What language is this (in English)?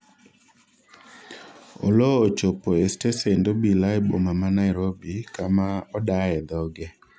Luo (Kenya and Tanzania)